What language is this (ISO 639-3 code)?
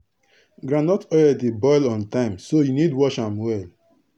pcm